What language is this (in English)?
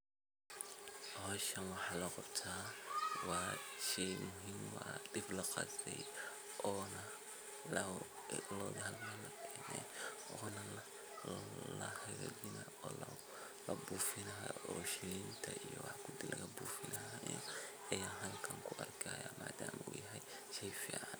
Somali